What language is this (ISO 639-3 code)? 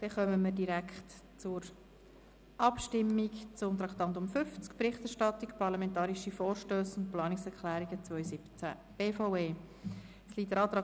gsw